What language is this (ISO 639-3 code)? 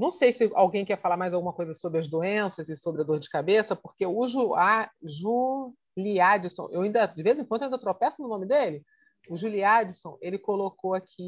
por